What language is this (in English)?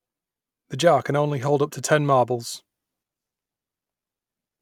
English